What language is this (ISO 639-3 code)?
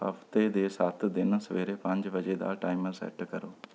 pan